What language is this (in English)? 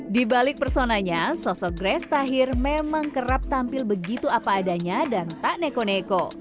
Indonesian